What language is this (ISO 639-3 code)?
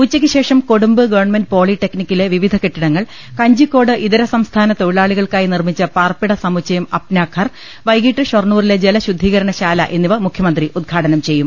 mal